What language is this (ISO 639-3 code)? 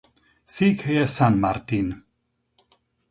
hun